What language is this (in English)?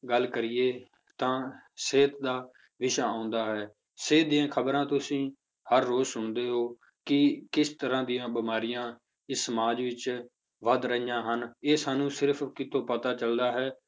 Punjabi